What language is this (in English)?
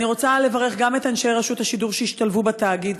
Hebrew